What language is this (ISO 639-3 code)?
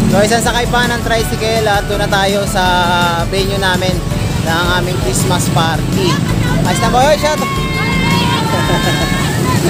fil